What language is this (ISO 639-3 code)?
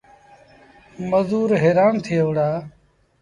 sbn